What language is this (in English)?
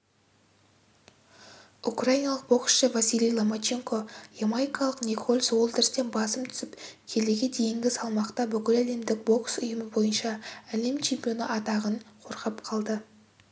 Kazakh